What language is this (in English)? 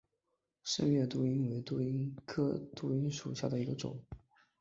Chinese